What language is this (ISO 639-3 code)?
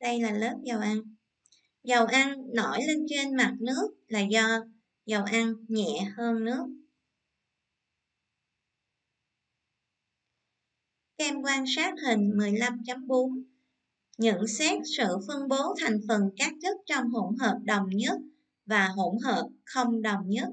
vie